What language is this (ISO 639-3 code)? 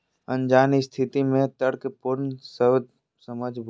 mag